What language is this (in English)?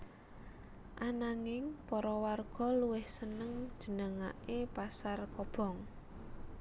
Javanese